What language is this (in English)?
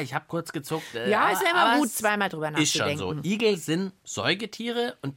German